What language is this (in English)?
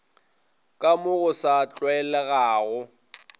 Northern Sotho